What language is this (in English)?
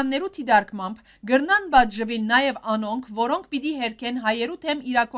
Turkish